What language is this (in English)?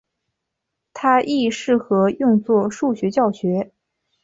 Chinese